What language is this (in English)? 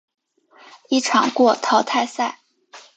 Chinese